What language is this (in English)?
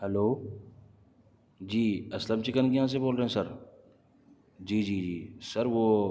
Urdu